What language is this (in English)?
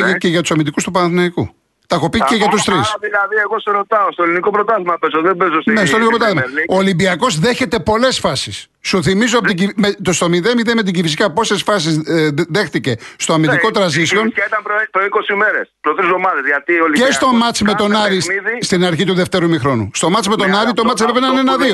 Greek